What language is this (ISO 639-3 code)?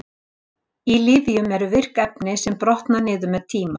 isl